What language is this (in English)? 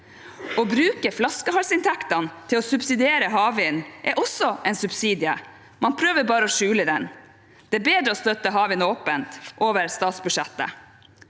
Norwegian